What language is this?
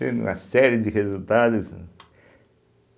Portuguese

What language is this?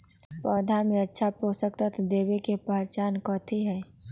Magahi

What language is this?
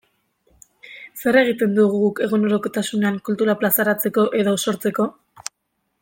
Basque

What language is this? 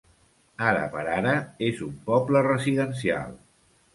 Catalan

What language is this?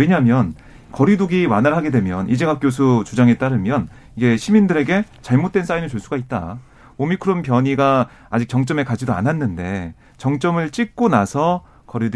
Korean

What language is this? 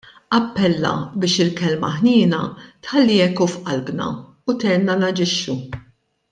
Maltese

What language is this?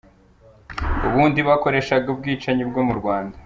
Kinyarwanda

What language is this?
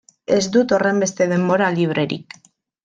Basque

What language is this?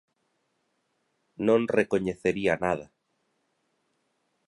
Galician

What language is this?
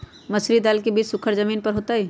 Magahi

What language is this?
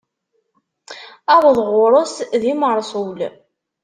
Kabyle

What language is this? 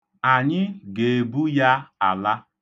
Igbo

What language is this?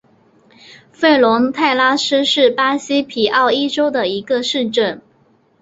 Chinese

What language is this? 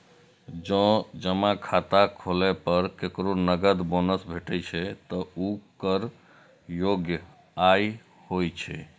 Maithili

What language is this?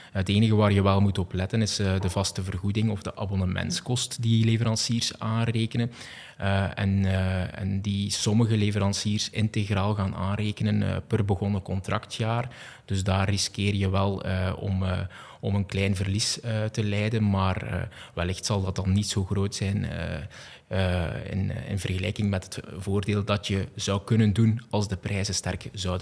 Dutch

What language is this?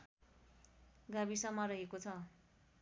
Nepali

